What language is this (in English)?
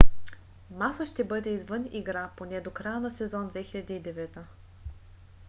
Bulgarian